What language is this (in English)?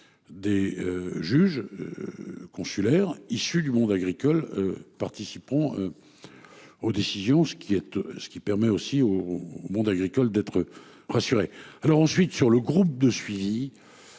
French